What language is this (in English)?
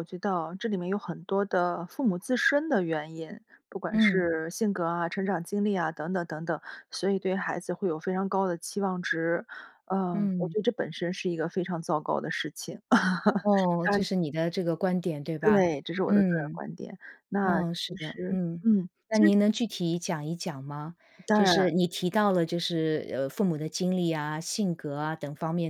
Chinese